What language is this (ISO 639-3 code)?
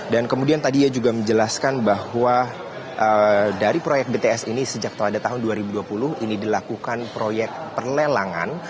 ind